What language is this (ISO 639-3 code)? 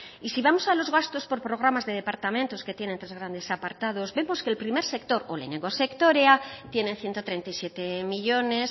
spa